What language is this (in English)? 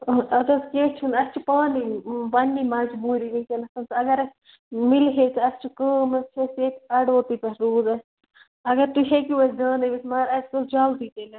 Kashmiri